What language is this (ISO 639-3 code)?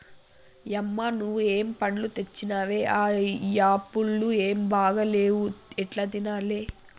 tel